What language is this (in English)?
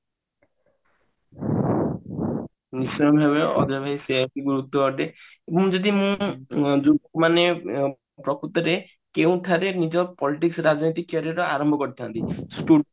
Odia